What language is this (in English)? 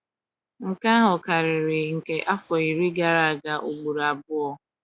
Igbo